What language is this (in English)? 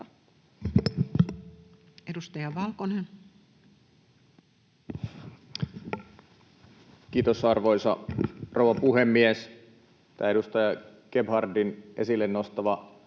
Finnish